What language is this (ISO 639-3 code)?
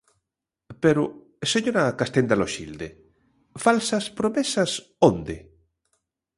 glg